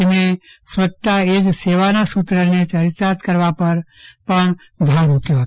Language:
Gujarati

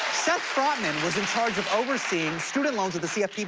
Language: English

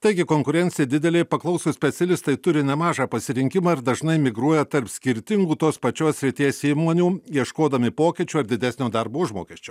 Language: Lithuanian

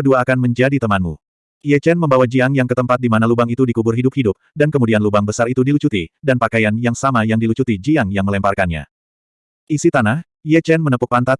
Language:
Indonesian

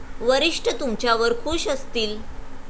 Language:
Marathi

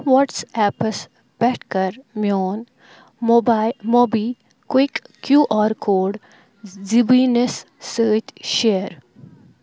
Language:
Kashmiri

